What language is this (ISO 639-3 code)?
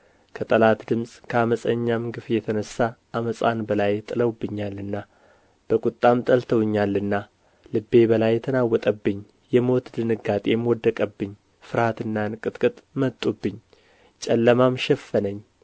amh